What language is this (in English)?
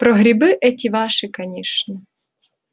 Russian